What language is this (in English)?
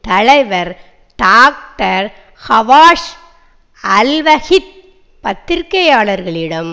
Tamil